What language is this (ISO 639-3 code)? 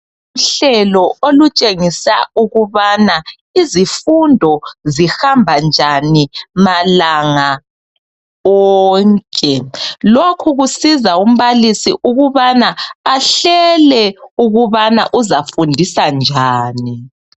nde